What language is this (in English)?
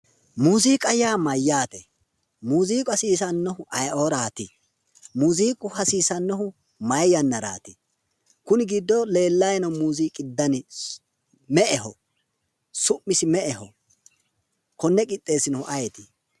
Sidamo